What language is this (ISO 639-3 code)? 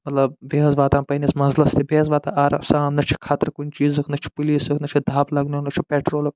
kas